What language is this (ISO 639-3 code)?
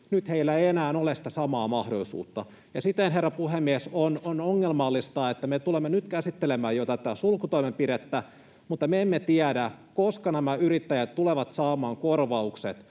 fin